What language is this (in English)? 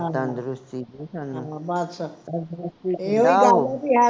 Punjabi